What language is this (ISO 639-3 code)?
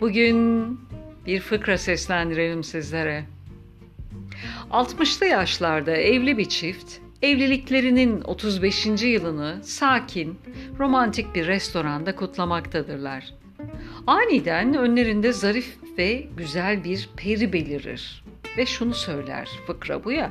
tur